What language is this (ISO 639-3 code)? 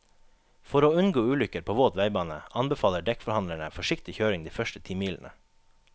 nor